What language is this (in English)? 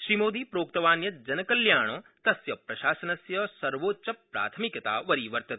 Sanskrit